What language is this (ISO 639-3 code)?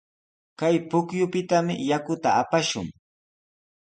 qws